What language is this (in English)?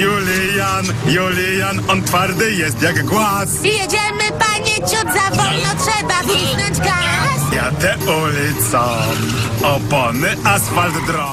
Polish